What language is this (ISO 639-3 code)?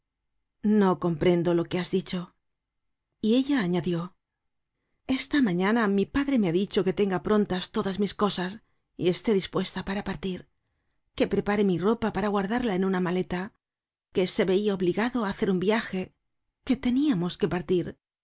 spa